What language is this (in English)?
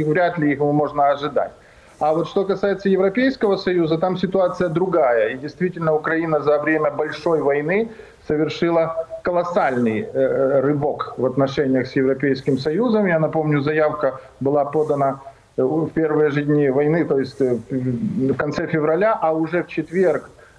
Russian